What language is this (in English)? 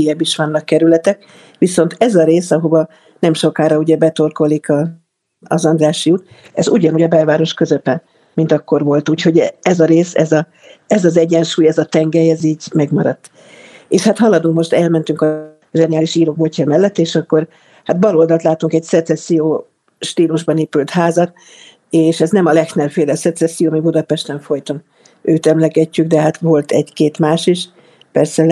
Hungarian